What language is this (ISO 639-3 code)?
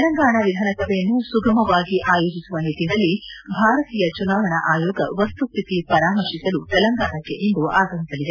kan